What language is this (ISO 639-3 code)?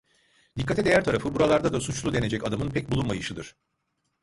tur